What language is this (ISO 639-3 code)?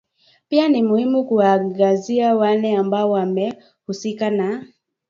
swa